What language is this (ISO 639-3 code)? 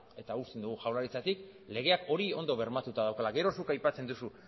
eus